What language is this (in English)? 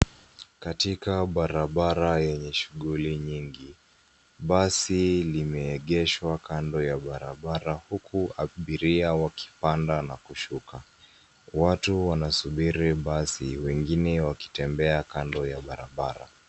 Swahili